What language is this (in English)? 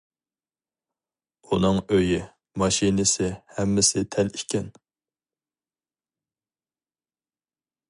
Uyghur